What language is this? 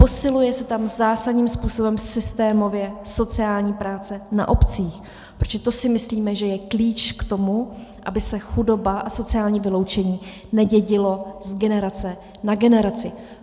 Czech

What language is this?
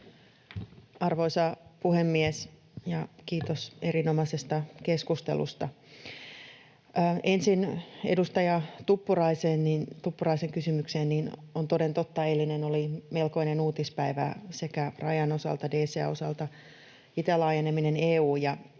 Finnish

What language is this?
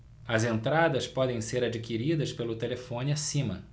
Portuguese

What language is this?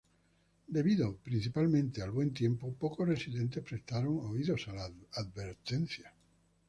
Spanish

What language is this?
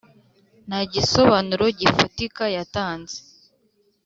Kinyarwanda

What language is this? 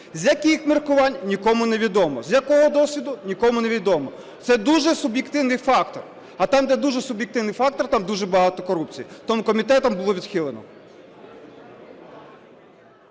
Ukrainian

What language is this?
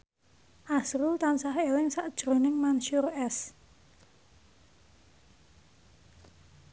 Javanese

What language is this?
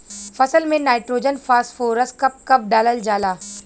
Bhojpuri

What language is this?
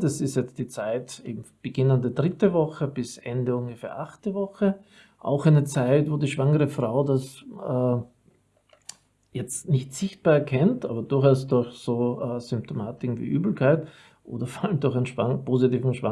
German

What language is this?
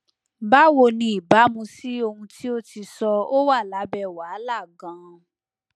Yoruba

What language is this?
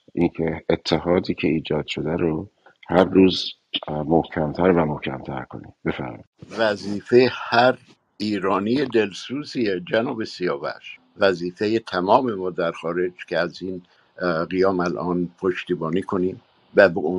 Persian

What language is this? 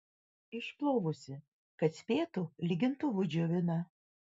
Lithuanian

